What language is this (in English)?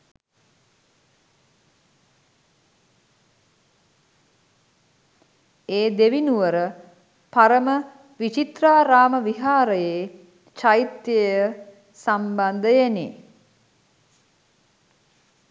Sinhala